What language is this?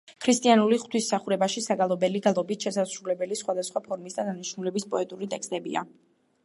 Georgian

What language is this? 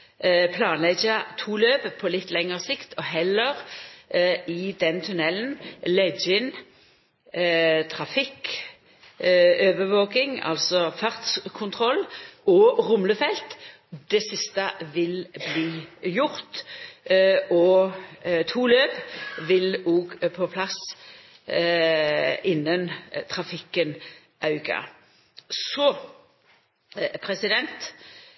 Norwegian Nynorsk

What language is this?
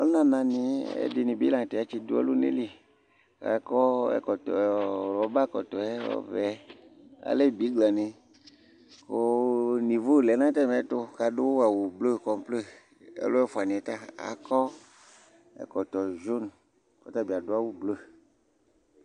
Ikposo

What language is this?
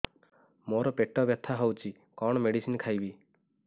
Odia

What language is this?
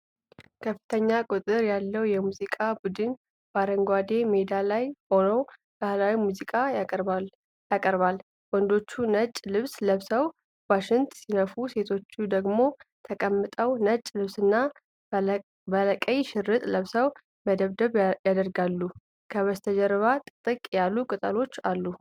Amharic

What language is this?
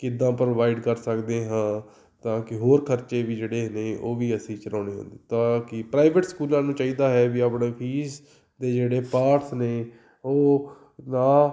Punjabi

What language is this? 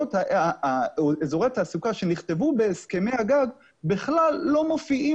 Hebrew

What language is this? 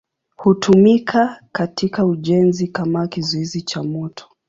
Swahili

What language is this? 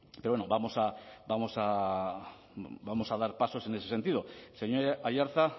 Spanish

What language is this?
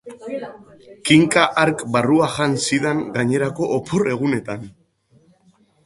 Basque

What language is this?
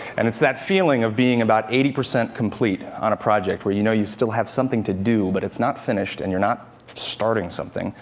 English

